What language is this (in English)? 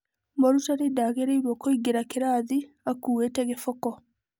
Kikuyu